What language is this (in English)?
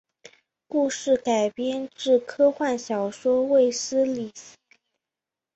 Chinese